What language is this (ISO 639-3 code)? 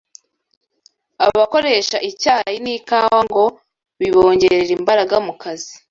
kin